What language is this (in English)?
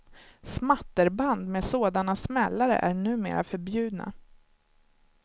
Swedish